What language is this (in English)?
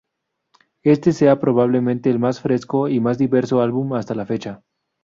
Spanish